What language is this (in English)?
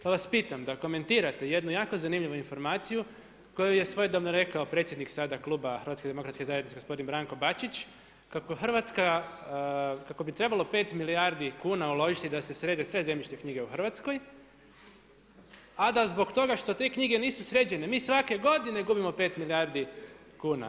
Croatian